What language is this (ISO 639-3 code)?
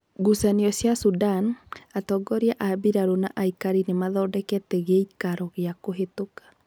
kik